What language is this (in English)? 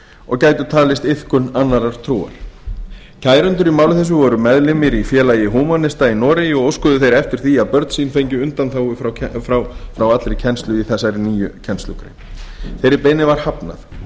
Icelandic